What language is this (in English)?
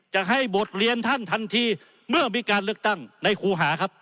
Thai